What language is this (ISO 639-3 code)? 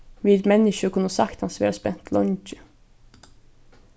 fao